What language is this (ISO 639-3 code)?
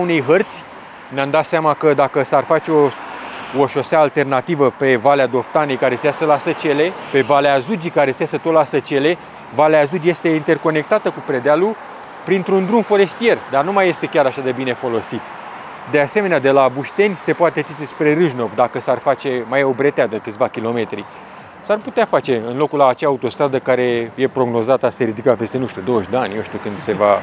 ron